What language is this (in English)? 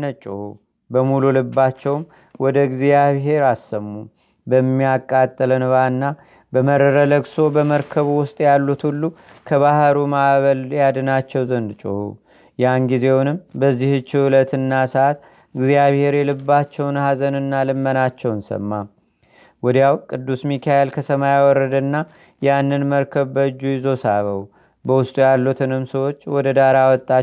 Amharic